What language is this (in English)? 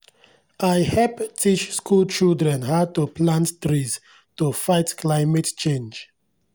Nigerian Pidgin